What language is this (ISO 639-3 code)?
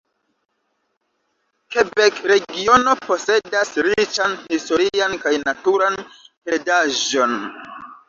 epo